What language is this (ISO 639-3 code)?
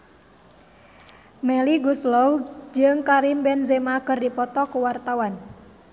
sun